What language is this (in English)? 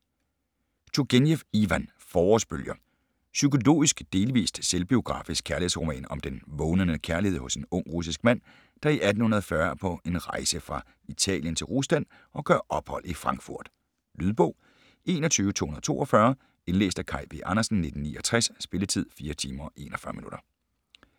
Danish